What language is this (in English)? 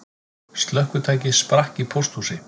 Icelandic